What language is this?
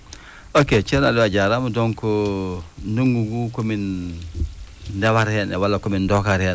Fula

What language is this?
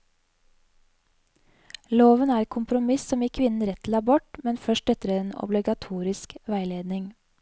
Norwegian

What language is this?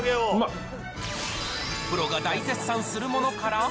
Japanese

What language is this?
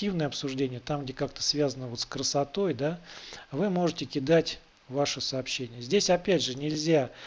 Russian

